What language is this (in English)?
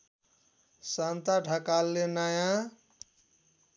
Nepali